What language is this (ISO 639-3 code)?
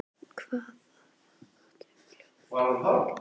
isl